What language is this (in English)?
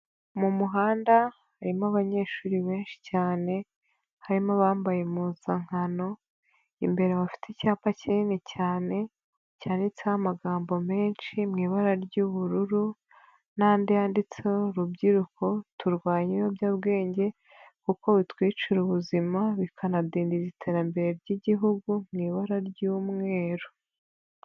Kinyarwanda